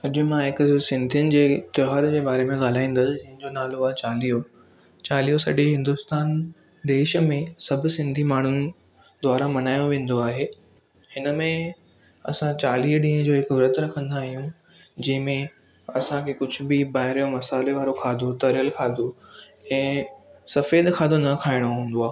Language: Sindhi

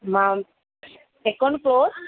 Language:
Sanskrit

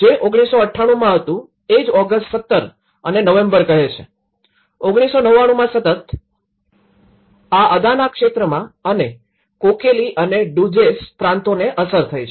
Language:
Gujarati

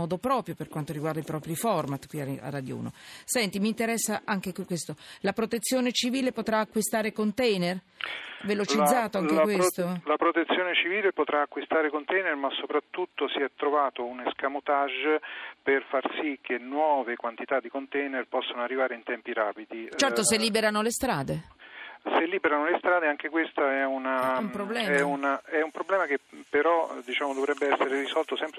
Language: Italian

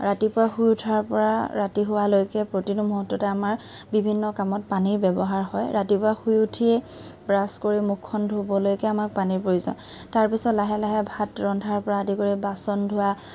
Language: Assamese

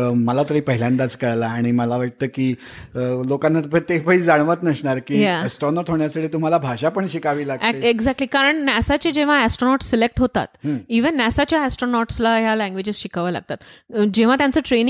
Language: Marathi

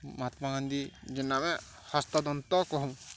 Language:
Odia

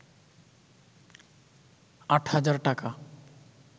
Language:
Bangla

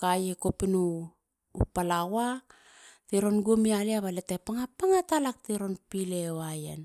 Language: Halia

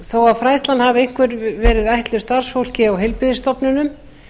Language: Icelandic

